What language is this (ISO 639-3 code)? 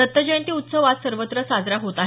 mar